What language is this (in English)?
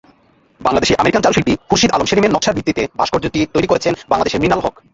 Bangla